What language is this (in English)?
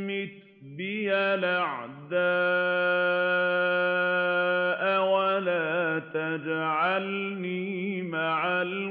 Arabic